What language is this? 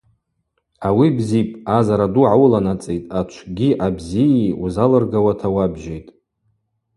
Abaza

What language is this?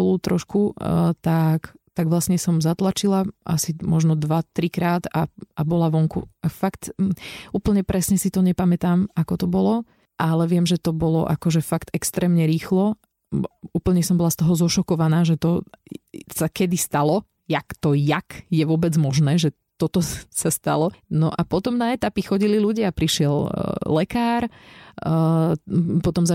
Slovak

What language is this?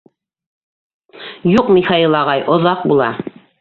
Bashkir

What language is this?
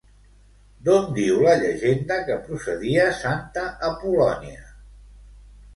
Catalan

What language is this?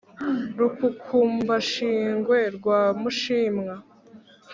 Kinyarwanda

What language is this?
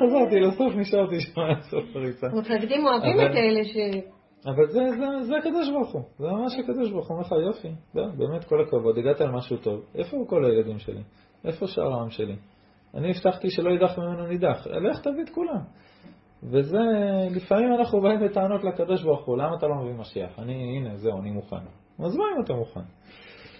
Hebrew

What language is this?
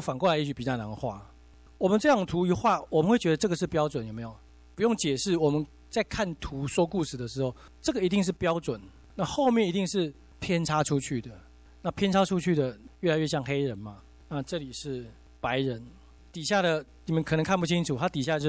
Chinese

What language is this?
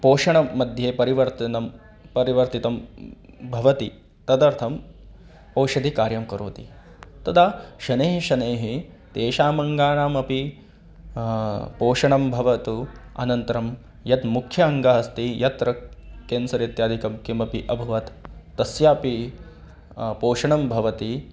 Sanskrit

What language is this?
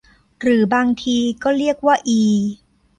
Thai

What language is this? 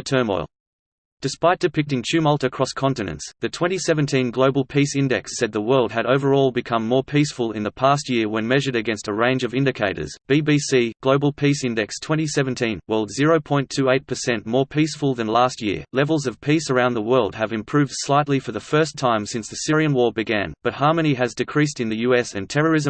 English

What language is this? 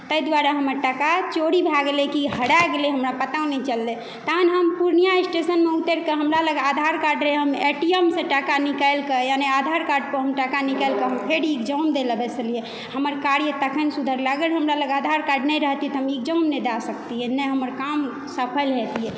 Maithili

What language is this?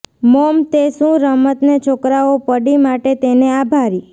Gujarati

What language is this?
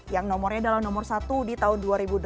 Indonesian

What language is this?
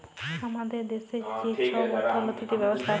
Bangla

